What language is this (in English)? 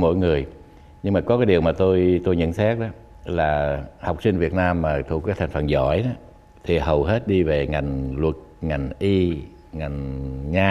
Vietnamese